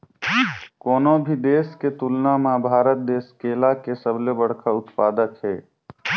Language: Chhattisgarhi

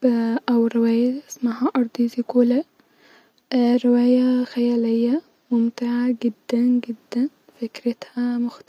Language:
Egyptian Arabic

